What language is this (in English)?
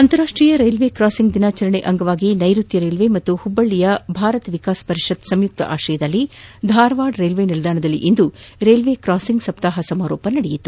Kannada